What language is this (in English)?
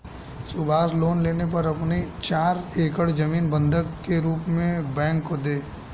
Hindi